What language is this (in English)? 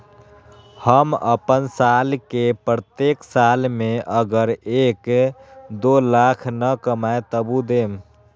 Magahi